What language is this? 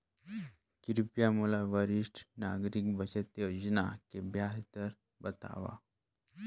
Chhattisgarhi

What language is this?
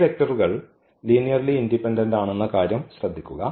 Malayalam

